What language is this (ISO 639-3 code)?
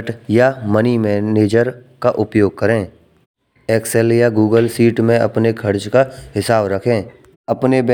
bra